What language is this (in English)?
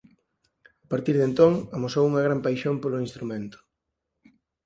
Galician